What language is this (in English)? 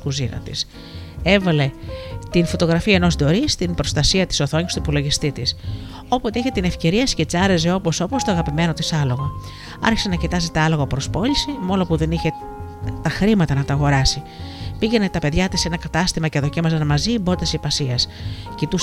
Greek